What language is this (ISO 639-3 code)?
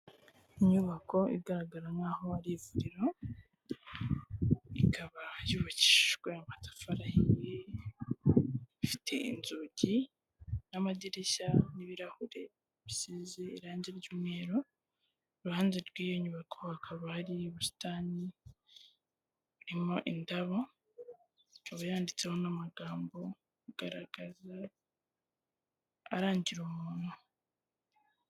kin